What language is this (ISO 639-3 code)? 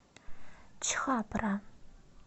rus